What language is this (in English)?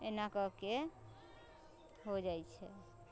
Maithili